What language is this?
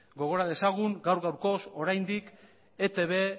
Basque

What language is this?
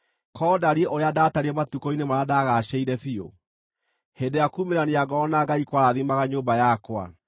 Kikuyu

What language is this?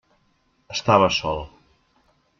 Catalan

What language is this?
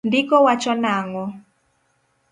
Luo (Kenya and Tanzania)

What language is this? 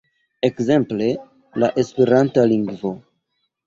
Esperanto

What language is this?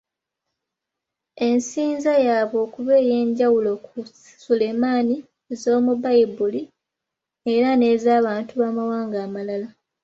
Ganda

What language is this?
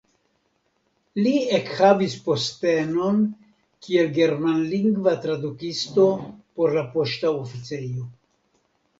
Esperanto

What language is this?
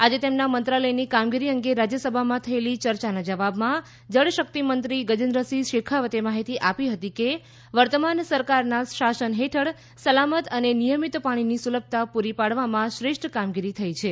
Gujarati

